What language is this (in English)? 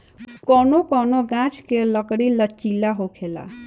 Bhojpuri